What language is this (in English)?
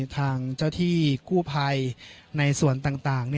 Thai